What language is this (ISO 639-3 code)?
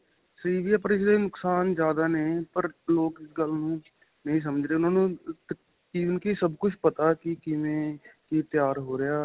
pan